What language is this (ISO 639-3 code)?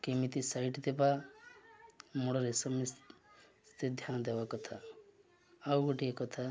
ori